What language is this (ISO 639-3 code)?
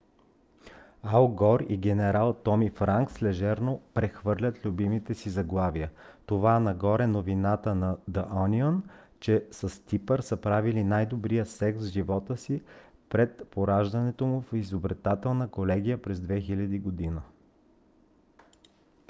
bul